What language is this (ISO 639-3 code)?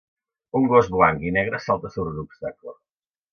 cat